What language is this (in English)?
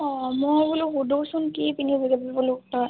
Assamese